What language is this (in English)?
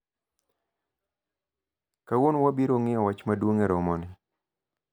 Luo (Kenya and Tanzania)